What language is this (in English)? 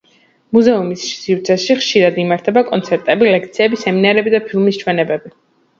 Georgian